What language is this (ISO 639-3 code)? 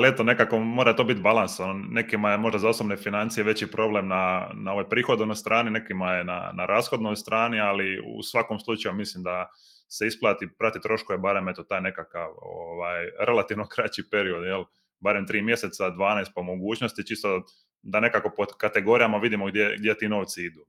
hrv